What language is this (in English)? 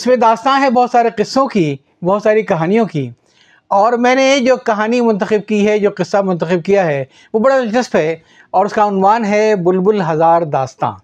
Urdu